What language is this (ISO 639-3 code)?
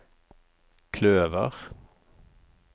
nor